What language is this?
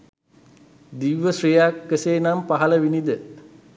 Sinhala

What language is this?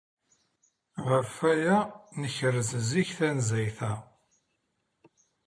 Kabyle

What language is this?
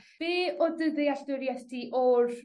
Welsh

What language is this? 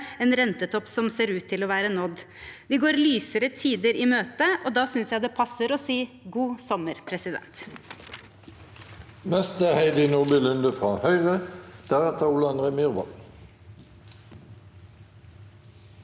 Norwegian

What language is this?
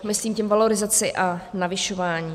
Czech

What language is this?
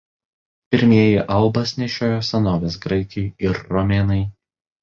Lithuanian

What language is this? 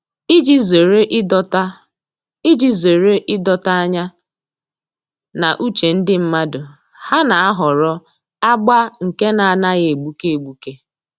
Igbo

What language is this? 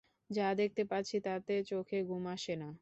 Bangla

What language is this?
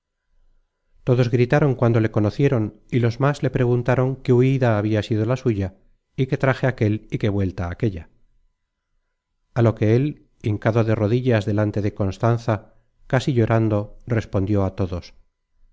Spanish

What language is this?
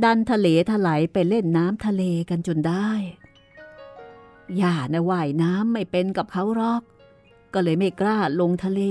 Thai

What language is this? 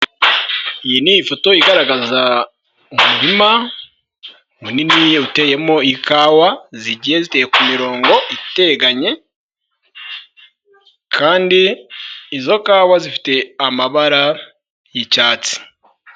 Kinyarwanda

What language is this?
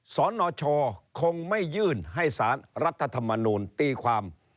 Thai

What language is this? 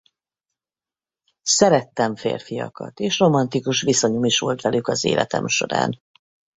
Hungarian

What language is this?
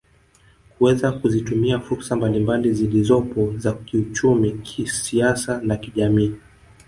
Swahili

